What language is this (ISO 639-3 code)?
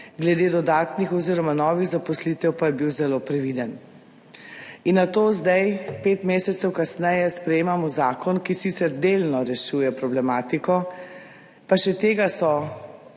slv